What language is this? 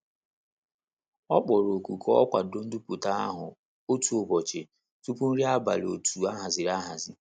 Igbo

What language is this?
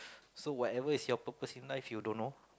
English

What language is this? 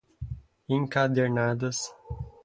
Portuguese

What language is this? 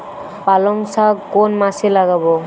Bangla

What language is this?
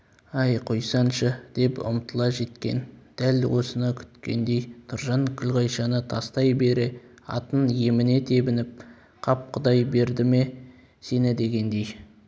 Kazakh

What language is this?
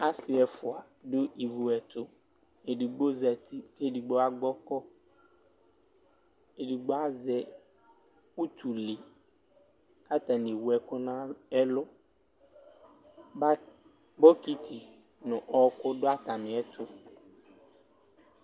Ikposo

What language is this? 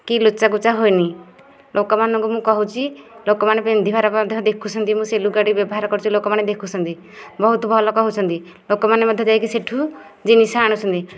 Odia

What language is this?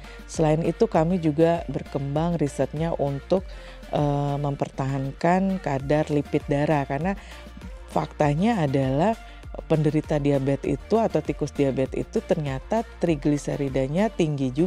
Indonesian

